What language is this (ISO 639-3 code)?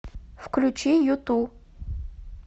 rus